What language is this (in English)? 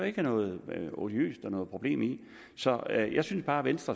Danish